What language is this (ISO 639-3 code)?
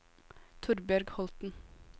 nor